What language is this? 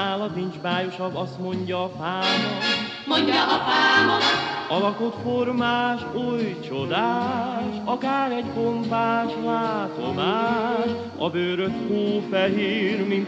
Hungarian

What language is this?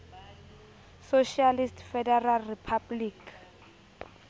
Southern Sotho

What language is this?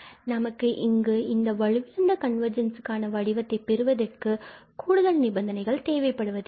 Tamil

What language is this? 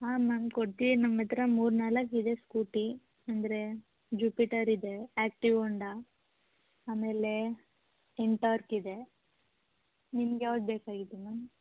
Kannada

